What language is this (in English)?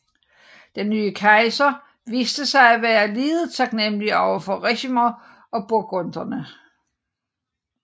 Danish